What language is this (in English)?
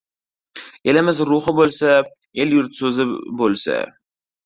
Uzbek